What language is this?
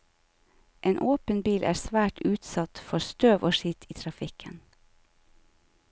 Norwegian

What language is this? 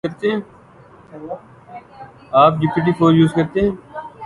Urdu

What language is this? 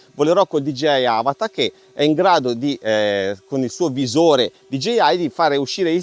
Italian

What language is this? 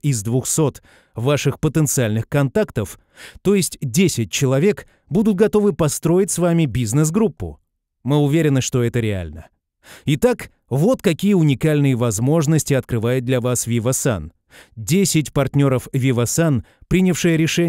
Russian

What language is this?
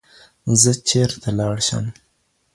Pashto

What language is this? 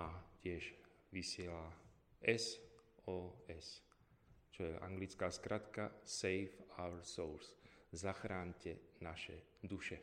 Slovak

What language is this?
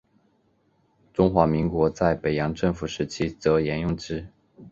Chinese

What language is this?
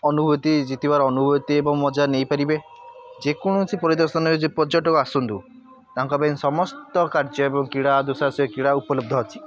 Odia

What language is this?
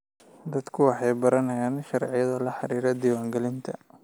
Somali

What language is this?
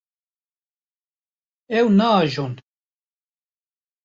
Kurdish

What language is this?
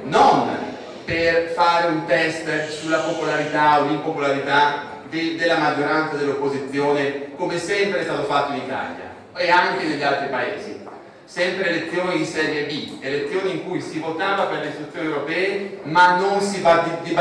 Italian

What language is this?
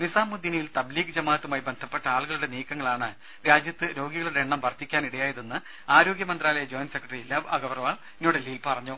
Malayalam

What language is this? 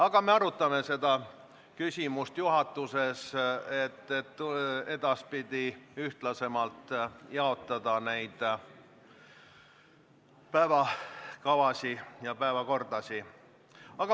Estonian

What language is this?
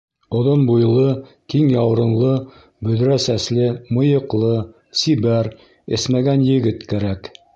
Bashkir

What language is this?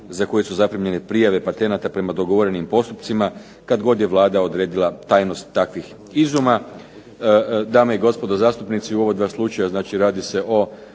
Croatian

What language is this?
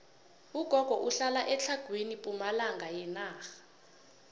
South Ndebele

